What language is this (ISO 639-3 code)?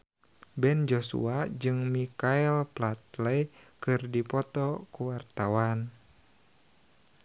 sun